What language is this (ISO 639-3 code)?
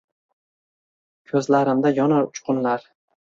uzb